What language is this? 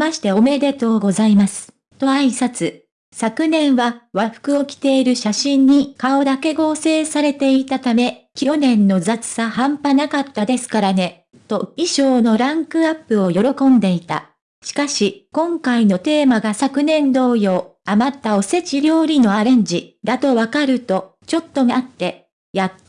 Japanese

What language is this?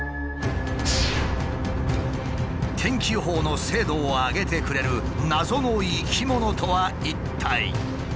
Japanese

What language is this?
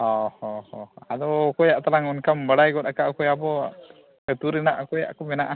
Santali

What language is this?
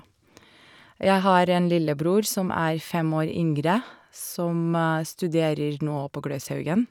Norwegian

